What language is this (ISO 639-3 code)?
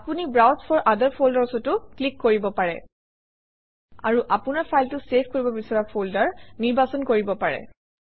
asm